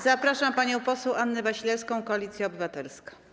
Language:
Polish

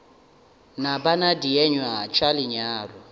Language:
Northern Sotho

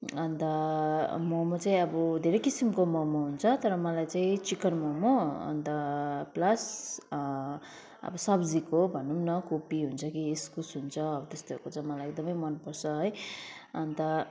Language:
Nepali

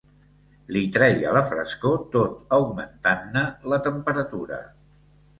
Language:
Catalan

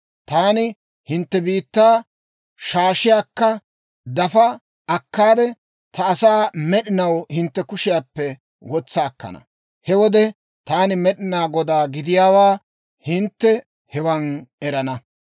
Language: Dawro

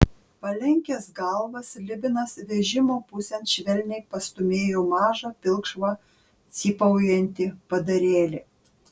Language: Lithuanian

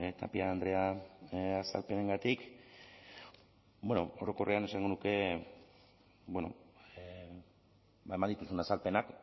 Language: Basque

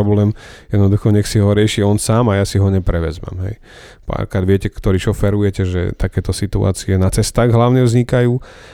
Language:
Slovak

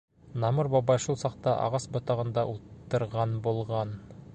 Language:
Bashkir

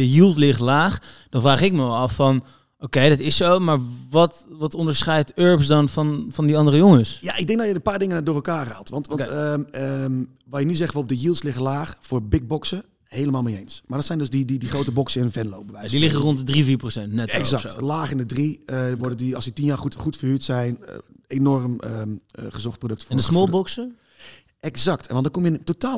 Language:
Dutch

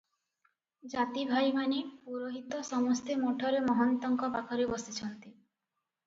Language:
Odia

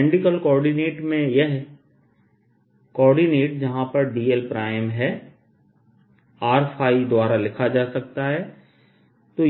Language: Hindi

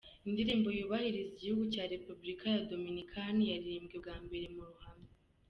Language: Kinyarwanda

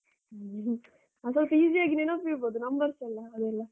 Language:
Kannada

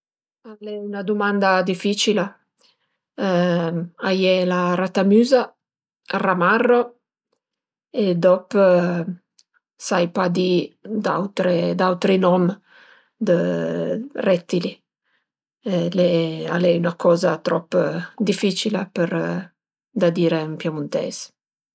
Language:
Piedmontese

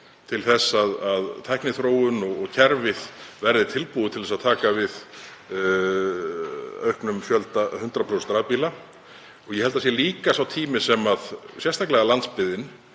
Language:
Icelandic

